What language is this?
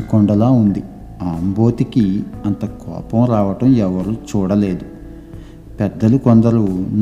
Telugu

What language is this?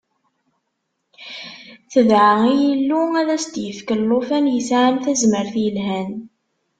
Kabyle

